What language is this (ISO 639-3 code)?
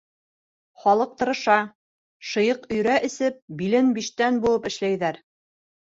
bak